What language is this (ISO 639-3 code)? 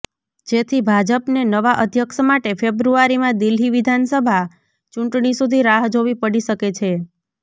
guj